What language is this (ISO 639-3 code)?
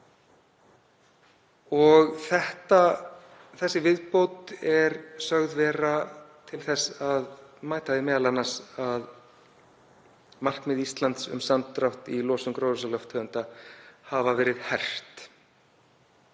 isl